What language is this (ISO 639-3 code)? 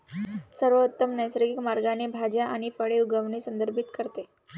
mar